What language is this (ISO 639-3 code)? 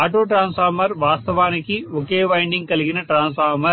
tel